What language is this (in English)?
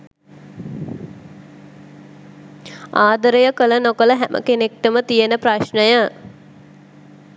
Sinhala